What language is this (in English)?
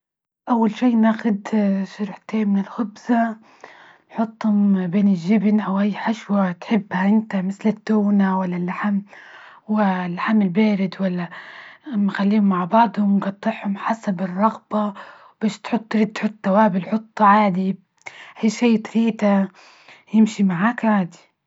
Libyan Arabic